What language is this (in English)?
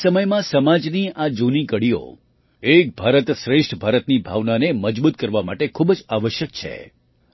Gujarati